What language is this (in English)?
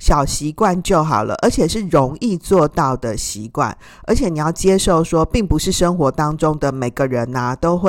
Chinese